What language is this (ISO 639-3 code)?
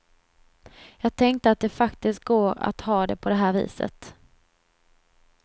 swe